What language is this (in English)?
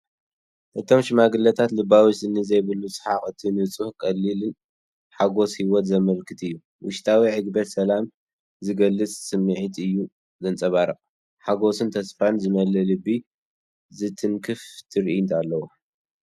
Tigrinya